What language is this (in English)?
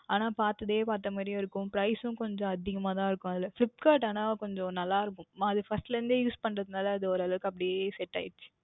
Tamil